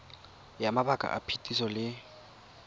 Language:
Tswana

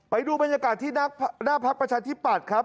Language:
Thai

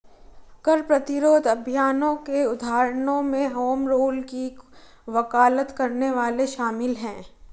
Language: Hindi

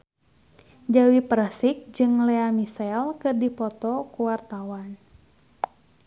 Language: Sundanese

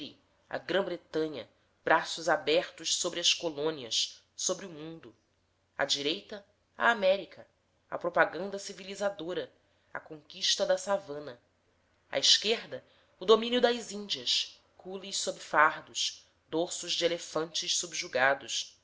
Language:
Portuguese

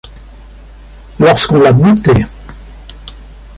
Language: French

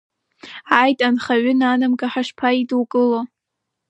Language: Abkhazian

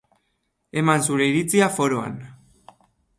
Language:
Basque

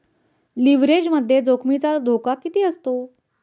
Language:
Marathi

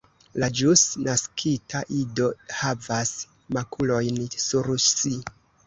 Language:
Esperanto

